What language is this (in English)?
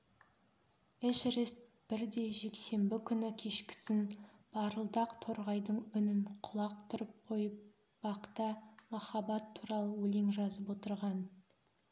Kazakh